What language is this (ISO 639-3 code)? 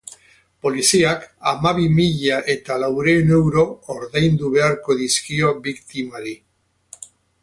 eus